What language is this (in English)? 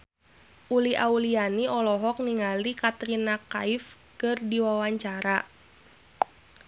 Sundanese